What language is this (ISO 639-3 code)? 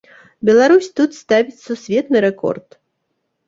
bel